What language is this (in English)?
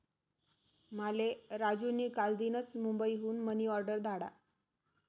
Marathi